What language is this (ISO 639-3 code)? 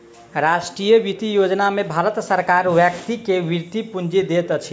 mai